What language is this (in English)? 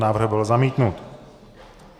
Czech